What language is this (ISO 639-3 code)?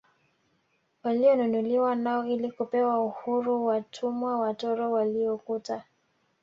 swa